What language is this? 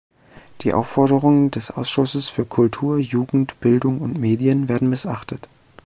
German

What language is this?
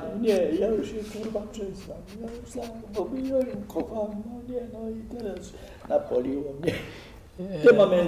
Polish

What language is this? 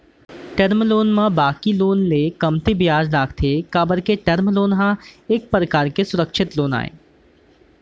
Chhattisgarhi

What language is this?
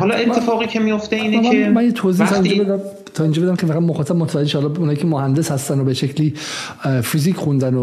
Persian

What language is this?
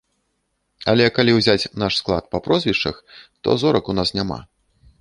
Belarusian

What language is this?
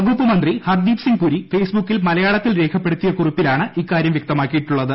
Malayalam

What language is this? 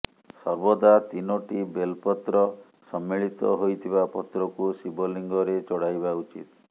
Odia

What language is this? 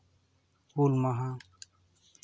Santali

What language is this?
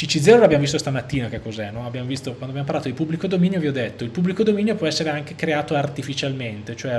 Italian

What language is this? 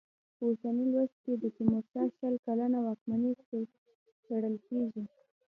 Pashto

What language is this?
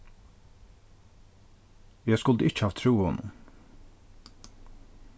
Faroese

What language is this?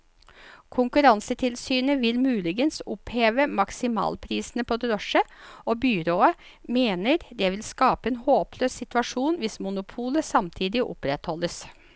Norwegian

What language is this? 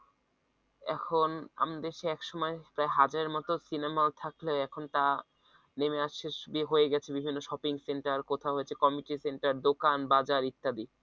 Bangla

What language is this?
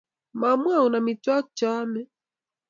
Kalenjin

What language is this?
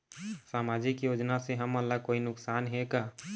Chhattisgarhi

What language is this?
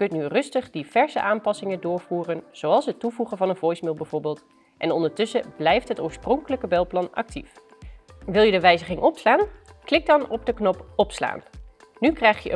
Dutch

